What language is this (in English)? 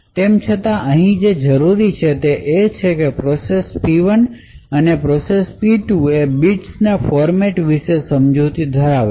Gujarati